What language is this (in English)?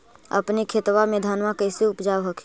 Magahi